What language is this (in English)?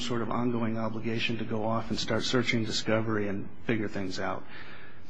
English